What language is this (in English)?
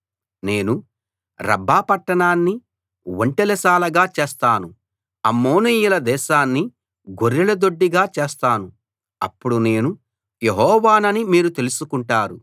Telugu